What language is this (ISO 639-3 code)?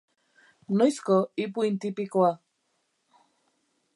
eus